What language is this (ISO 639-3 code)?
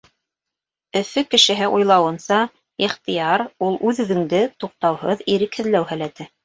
bak